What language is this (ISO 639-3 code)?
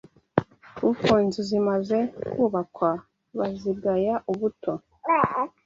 kin